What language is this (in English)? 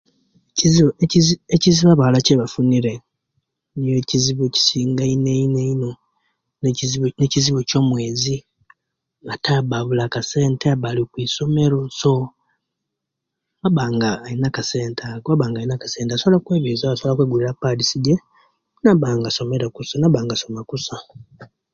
Kenyi